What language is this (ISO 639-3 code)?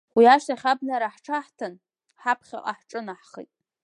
abk